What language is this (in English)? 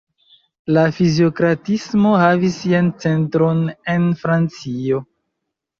Esperanto